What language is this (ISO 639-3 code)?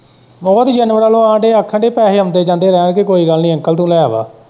pan